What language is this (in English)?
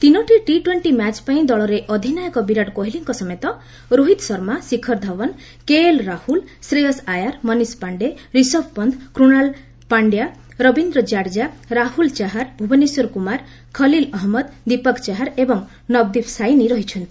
Odia